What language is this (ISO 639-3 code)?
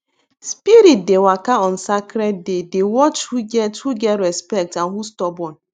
pcm